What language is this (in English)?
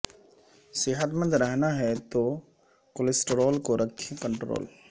Urdu